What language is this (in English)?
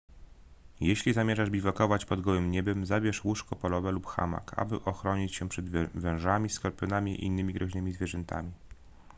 Polish